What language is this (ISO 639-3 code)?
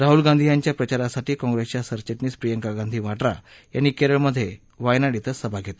mar